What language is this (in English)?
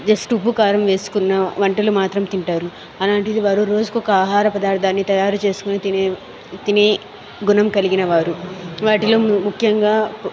Telugu